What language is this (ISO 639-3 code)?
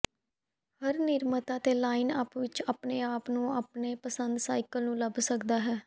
pan